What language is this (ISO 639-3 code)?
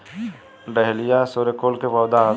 bho